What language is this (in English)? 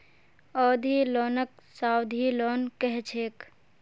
Magahi